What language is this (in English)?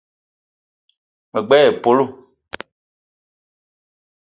Eton (Cameroon)